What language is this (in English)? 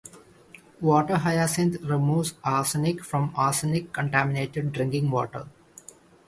English